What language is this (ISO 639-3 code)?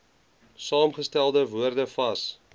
afr